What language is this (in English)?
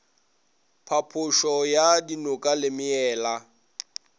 Northern Sotho